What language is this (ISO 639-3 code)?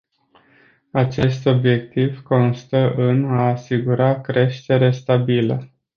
ron